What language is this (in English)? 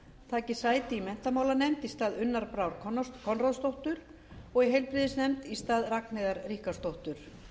Icelandic